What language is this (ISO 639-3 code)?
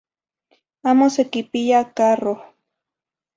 nhi